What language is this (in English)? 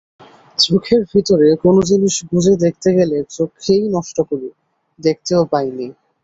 Bangla